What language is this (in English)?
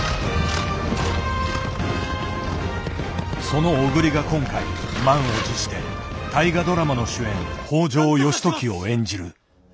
Japanese